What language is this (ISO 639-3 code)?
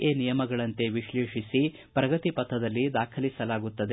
kan